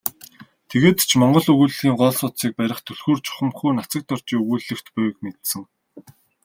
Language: Mongolian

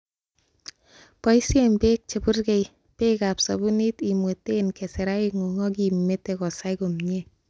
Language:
Kalenjin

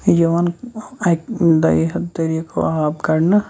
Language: Kashmiri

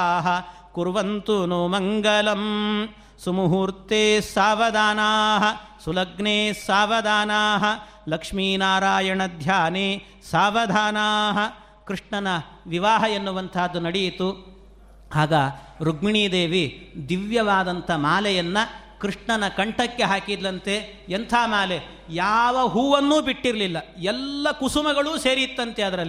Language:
Kannada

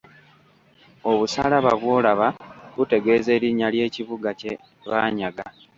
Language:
Ganda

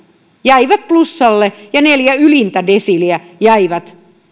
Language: Finnish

